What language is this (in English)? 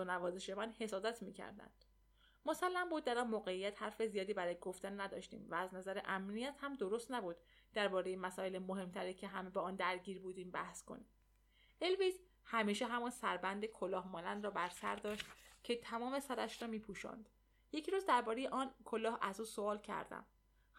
Persian